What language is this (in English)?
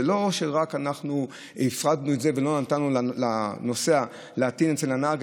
Hebrew